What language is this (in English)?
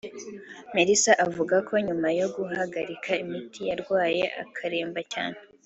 Kinyarwanda